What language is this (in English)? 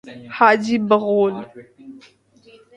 Urdu